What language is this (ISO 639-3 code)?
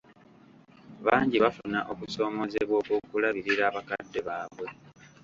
lug